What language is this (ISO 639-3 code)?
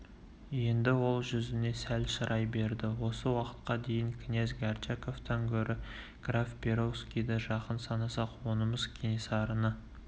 kaz